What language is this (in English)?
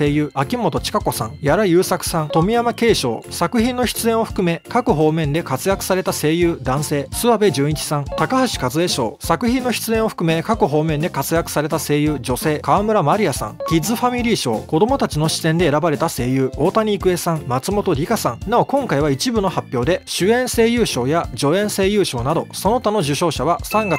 Japanese